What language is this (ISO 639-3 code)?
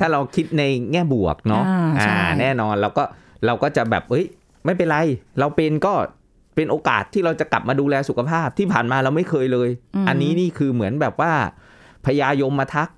tha